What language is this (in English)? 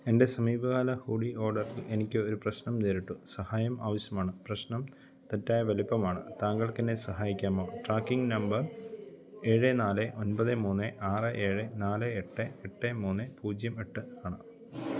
Malayalam